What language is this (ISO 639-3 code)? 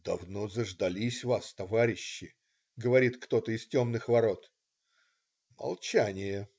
rus